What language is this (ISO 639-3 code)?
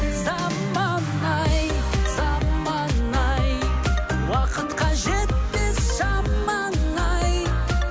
kaz